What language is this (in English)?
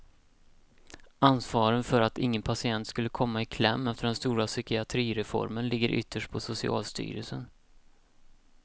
Swedish